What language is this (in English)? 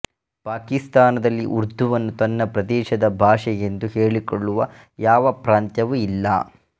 Kannada